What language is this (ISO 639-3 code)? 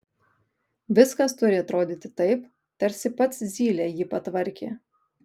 lit